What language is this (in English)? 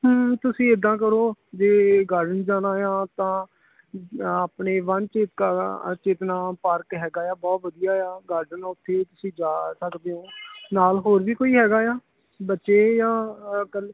Punjabi